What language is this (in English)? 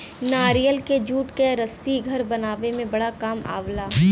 Bhojpuri